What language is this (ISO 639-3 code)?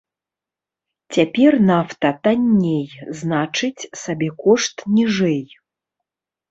bel